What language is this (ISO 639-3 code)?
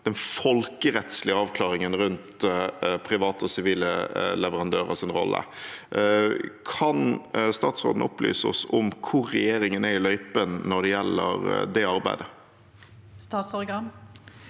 nor